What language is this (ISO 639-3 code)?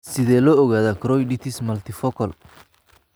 som